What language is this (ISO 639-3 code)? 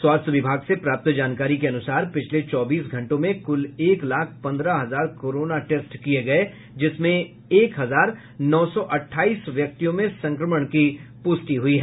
hin